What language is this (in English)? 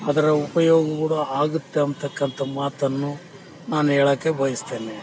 Kannada